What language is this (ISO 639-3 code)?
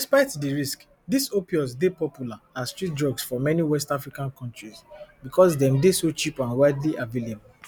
pcm